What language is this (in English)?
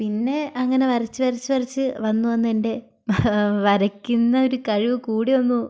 Malayalam